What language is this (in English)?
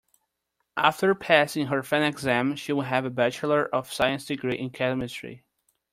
English